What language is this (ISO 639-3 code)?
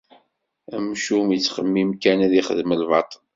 kab